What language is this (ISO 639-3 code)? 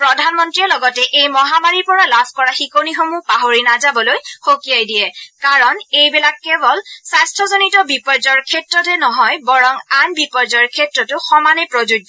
asm